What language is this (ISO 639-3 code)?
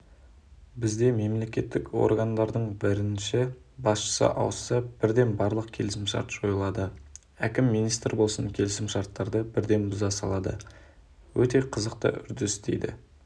kaz